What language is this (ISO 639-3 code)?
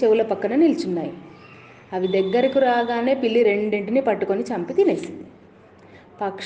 tel